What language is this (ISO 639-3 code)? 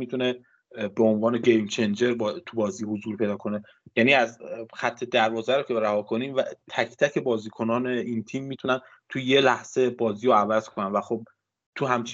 fas